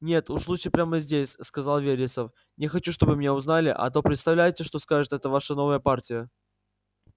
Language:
Russian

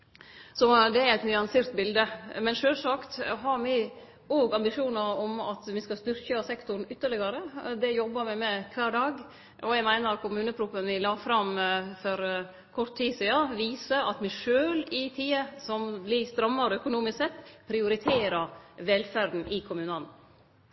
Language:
Norwegian Nynorsk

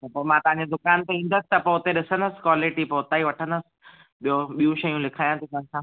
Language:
Sindhi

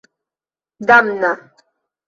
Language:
Esperanto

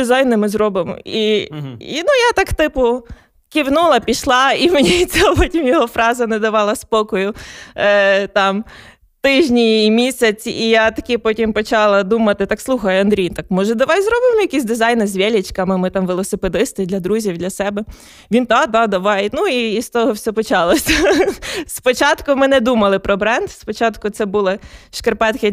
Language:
Ukrainian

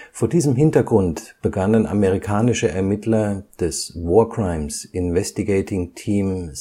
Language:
German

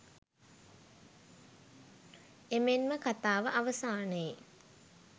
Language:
Sinhala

